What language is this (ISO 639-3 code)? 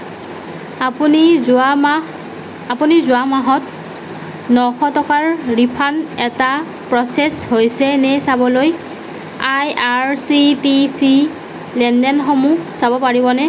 asm